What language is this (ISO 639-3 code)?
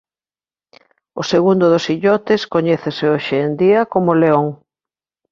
glg